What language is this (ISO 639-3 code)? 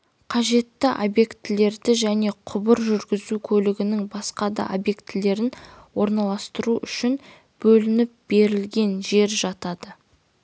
kaz